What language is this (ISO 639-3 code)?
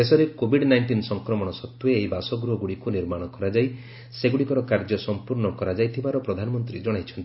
ori